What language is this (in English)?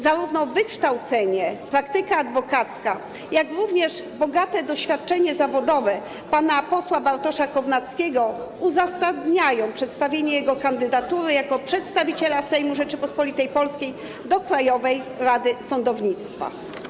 Polish